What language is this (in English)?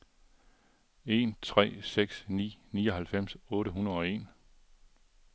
Danish